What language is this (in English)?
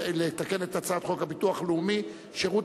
Hebrew